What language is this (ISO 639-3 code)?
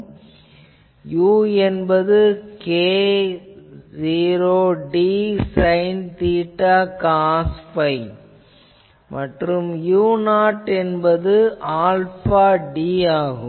tam